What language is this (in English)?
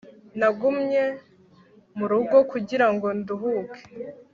Kinyarwanda